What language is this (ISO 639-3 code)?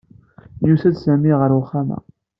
kab